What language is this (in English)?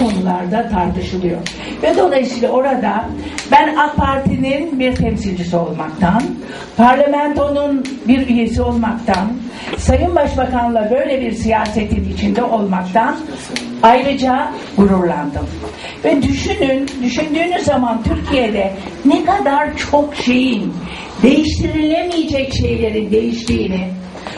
Turkish